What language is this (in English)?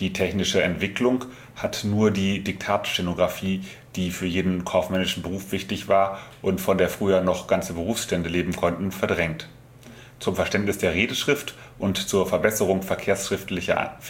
German